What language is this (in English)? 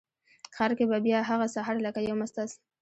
Pashto